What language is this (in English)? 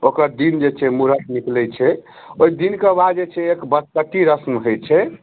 Maithili